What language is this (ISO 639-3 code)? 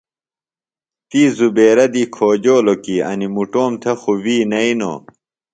phl